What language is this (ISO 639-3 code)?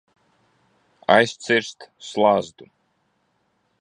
lav